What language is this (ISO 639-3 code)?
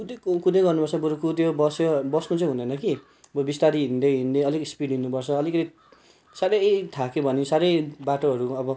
nep